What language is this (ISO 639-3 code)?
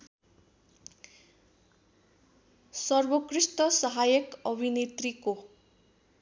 nep